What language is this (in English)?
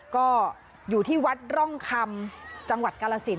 Thai